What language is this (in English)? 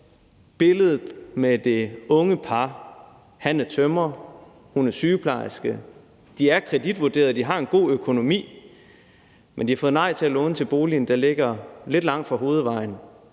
Danish